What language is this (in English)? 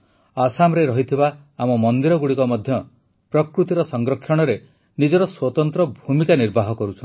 Odia